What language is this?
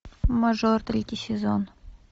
Russian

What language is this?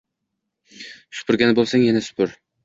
Uzbek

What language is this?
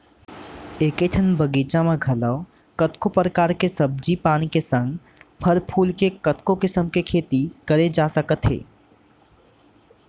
Chhattisgarhi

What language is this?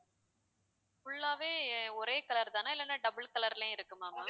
Tamil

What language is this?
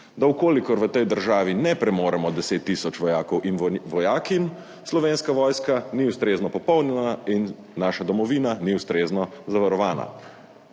Slovenian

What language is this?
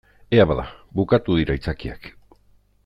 Basque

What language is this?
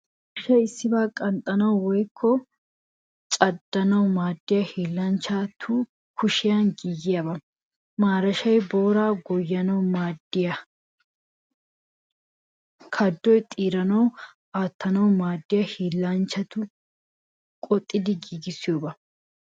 Wolaytta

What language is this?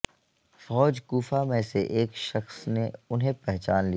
Urdu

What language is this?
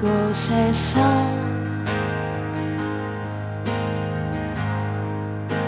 Korean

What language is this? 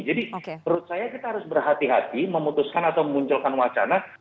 Indonesian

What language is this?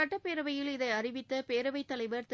Tamil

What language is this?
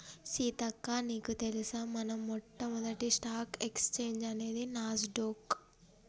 Telugu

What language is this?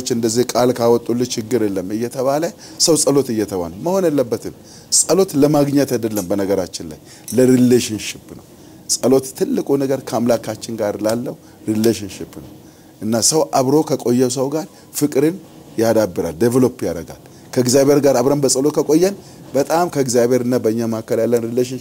Arabic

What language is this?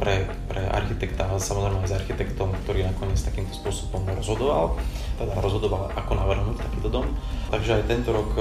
Slovak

